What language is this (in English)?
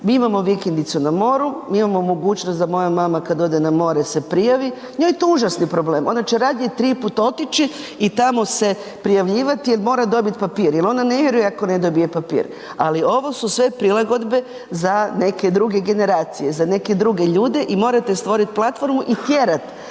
Croatian